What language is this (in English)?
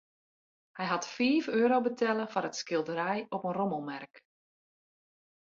Western Frisian